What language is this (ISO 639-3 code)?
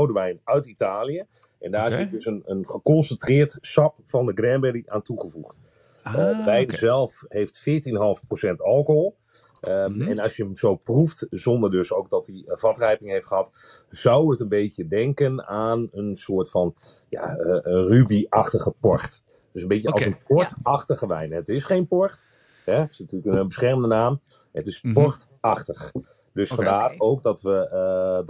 nld